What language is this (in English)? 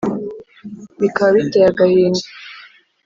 Kinyarwanda